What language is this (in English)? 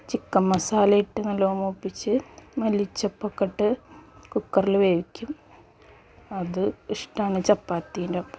Malayalam